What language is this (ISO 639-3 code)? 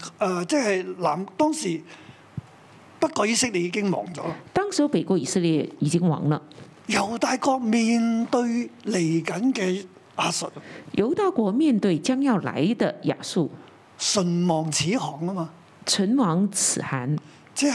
zho